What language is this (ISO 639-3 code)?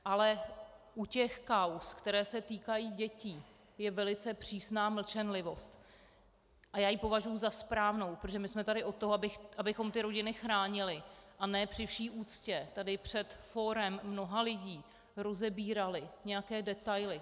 ces